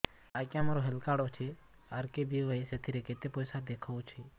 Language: Odia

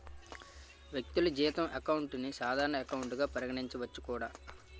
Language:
Telugu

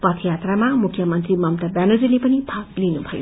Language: Nepali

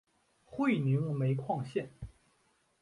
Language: Chinese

